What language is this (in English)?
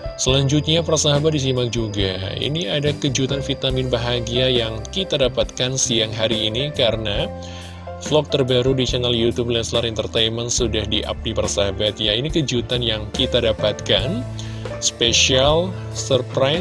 Indonesian